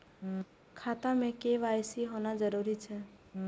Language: Maithili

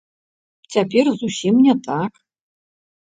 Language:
Belarusian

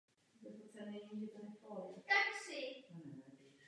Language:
Czech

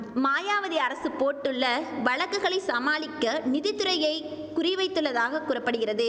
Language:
Tamil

